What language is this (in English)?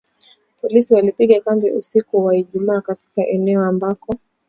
Swahili